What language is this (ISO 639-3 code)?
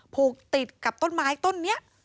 tha